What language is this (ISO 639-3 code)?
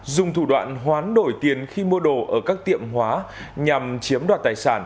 vie